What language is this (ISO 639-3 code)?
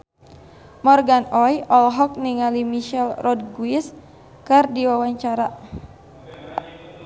sun